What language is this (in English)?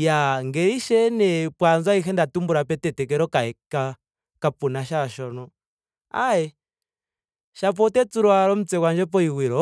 Ndonga